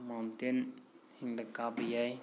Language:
Manipuri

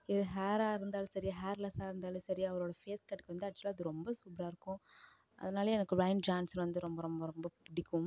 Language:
Tamil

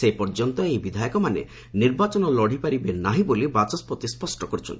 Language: Odia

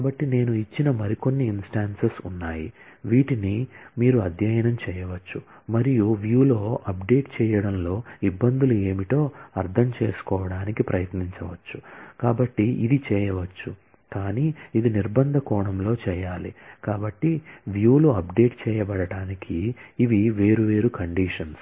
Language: Telugu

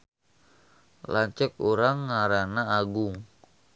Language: Sundanese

